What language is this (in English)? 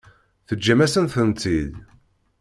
Kabyle